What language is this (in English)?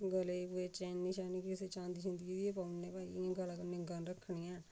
Dogri